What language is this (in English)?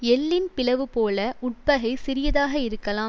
Tamil